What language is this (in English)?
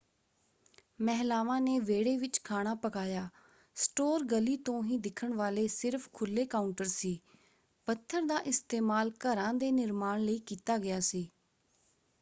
Punjabi